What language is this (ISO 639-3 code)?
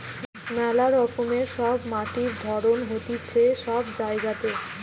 ben